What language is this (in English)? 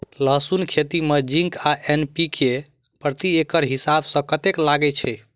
Maithili